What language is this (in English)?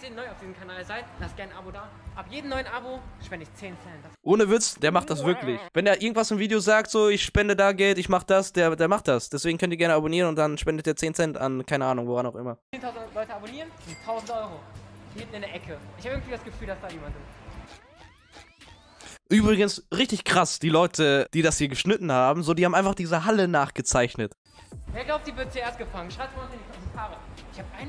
German